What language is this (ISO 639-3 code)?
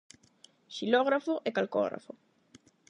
glg